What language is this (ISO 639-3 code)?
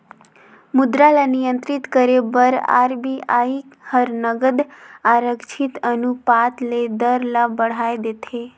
hne